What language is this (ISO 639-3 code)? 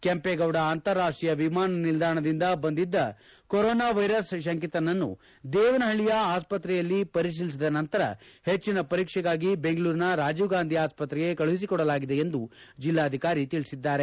kan